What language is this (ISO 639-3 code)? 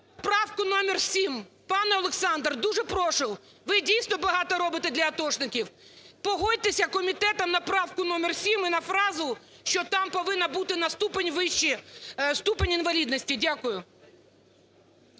ukr